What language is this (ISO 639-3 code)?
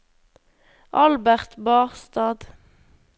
nor